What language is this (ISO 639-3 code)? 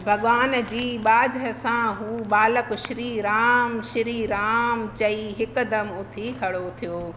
snd